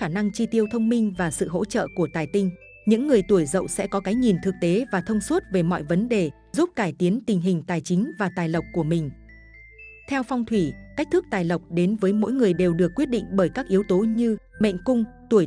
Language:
Vietnamese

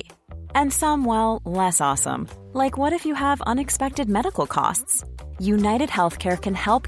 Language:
Persian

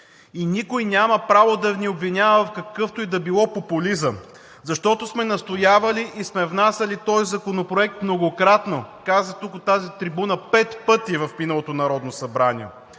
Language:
Bulgarian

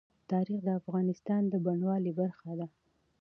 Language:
Pashto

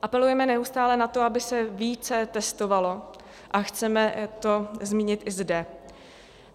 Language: Czech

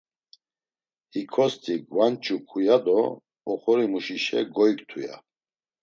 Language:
Laz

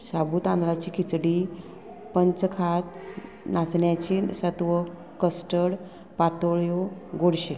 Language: Konkani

